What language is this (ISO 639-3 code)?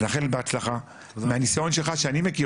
heb